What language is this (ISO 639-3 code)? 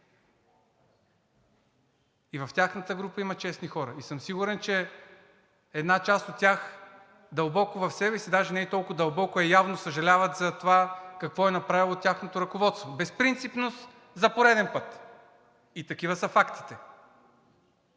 bul